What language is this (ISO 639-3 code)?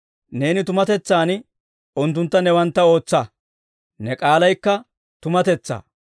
dwr